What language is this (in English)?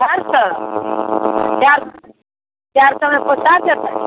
Maithili